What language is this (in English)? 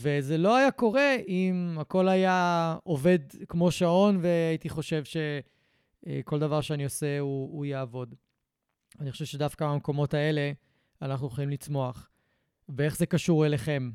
Hebrew